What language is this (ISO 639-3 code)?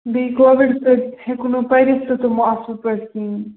kas